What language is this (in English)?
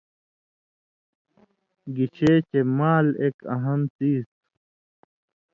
Indus Kohistani